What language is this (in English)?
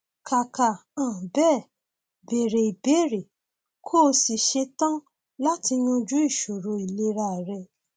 Yoruba